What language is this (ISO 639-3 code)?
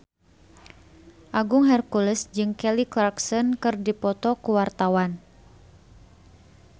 sun